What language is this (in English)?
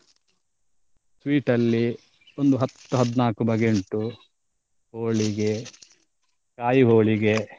Kannada